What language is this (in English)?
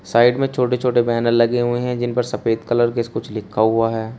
Hindi